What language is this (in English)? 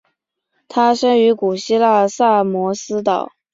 Chinese